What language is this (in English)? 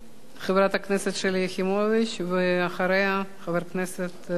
Hebrew